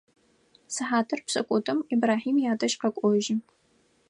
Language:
Adyghe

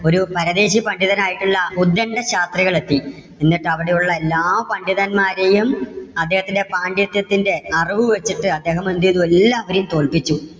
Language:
Malayalam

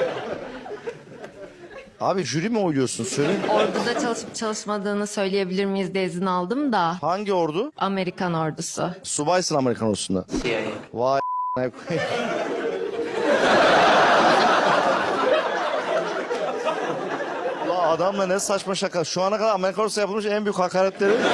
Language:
Turkish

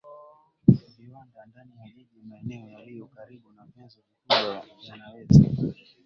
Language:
Swahili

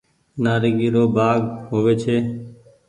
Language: Goaria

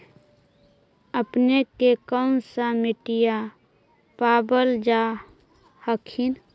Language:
Magahi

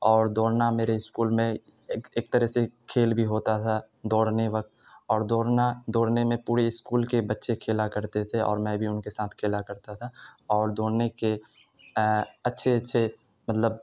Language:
Urdu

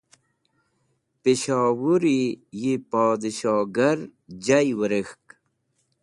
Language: Wakhi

